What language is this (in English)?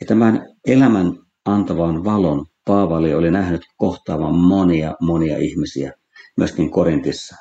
Finnish